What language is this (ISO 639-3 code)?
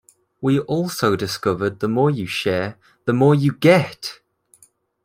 eng